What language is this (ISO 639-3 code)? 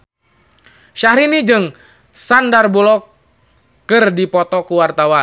sun